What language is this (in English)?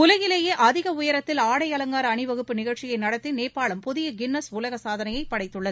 Tamil